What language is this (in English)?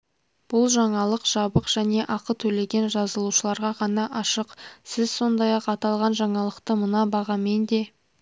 Kazakh